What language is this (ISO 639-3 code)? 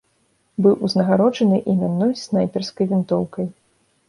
bel